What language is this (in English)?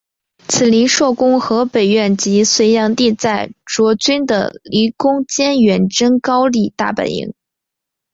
Chinese